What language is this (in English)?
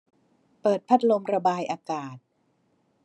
Thai